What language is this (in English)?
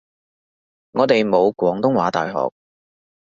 Cantonese